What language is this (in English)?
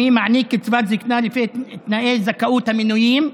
Hebrew